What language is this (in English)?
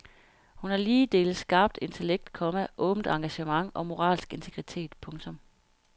Danish